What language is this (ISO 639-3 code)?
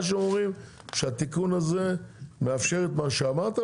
heb